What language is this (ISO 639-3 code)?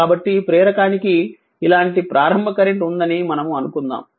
tel